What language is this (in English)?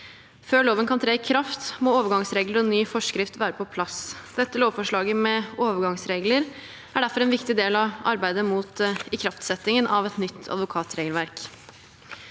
Norwegian